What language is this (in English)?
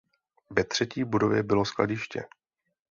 Czech